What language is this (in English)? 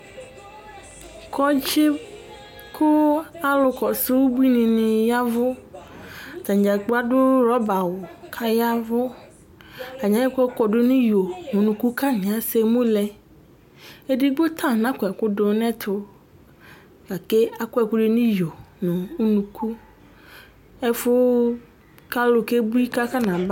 Ikposo